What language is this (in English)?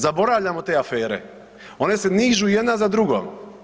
Croatian